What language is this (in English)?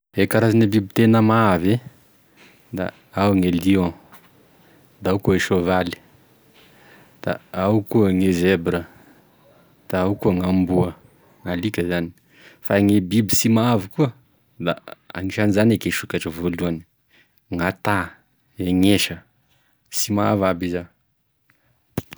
Tesaka Malagasy